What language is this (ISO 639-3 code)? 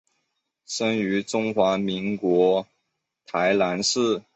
zho